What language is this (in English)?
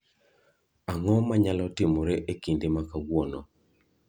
Luo (Kenya and Tanzania)